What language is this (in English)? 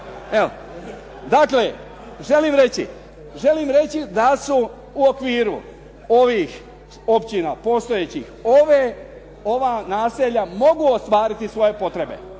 Croatian